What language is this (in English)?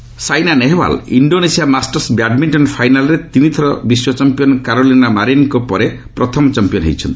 Odia